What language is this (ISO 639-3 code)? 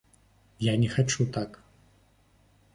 bel